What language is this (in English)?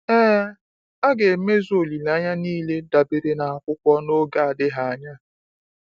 Igbo